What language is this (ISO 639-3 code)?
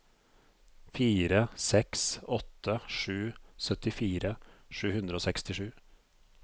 nor